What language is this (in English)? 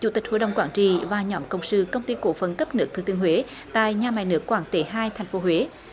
Vietnamese